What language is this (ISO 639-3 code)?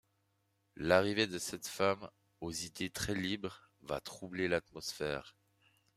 fra